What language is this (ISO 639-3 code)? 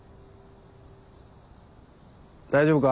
jpn